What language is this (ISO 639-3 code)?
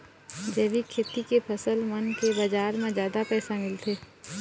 hne